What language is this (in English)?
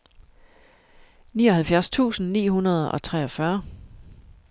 Danish